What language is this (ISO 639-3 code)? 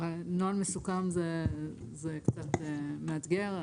heb